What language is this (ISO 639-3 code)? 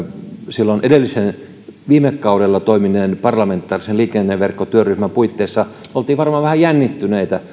fin